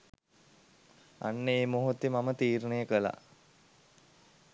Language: Sinhala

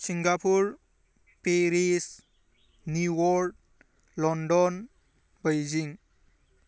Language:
Bodo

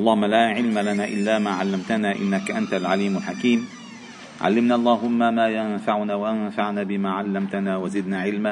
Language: Arabic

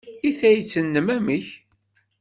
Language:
Kabyle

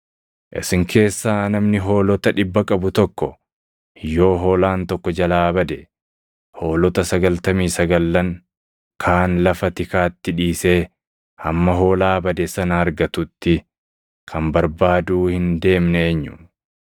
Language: Oromo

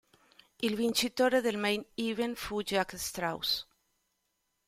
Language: Italian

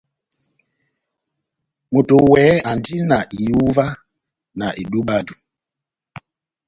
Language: Batanga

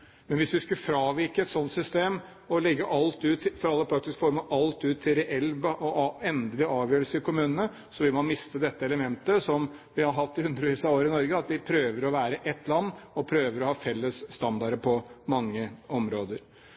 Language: Norwegian Bokmål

